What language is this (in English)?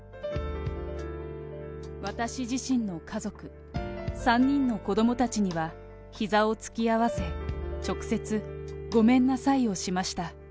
Japanese